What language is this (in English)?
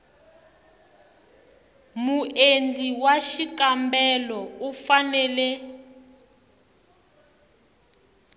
Tsonga